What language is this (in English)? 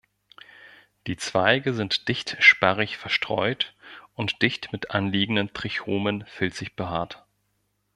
German